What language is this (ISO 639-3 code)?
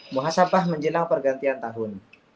ind